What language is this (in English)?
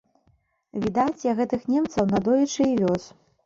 Belarusian